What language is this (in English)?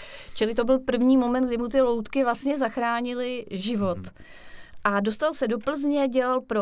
Czech